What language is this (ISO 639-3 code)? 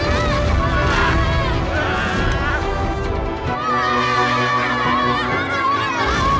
ind